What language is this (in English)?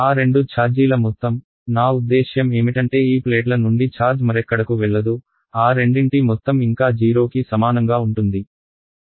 Telugu